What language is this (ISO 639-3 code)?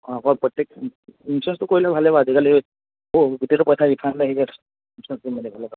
asm